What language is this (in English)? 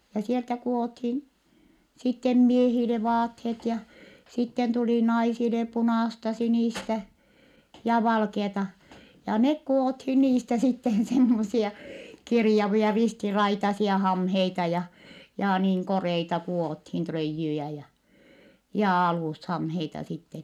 Finnish